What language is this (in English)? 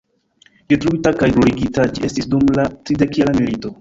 Esperanto